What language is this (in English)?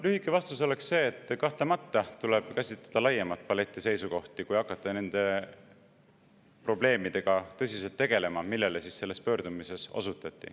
Estonian